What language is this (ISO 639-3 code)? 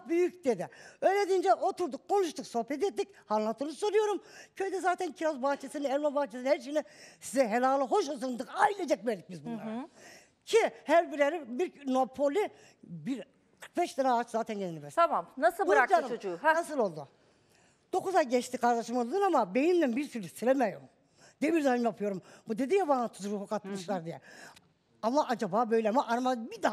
tur